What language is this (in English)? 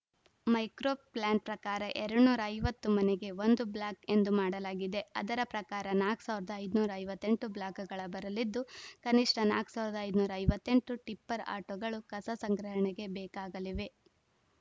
Kannada